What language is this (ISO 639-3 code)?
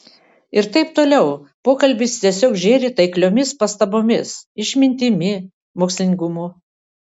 lit